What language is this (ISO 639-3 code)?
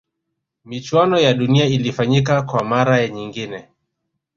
swa